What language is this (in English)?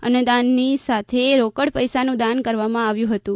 Gujarati